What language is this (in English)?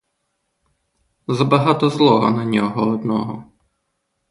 Ukrainian